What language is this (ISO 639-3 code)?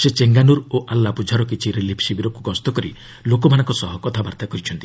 ori